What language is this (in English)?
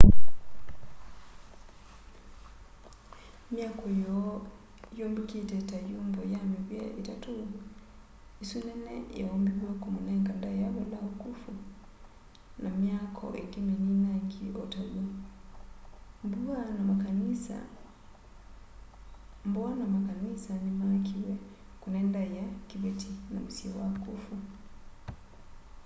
Kamba